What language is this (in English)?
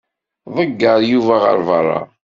Kabyle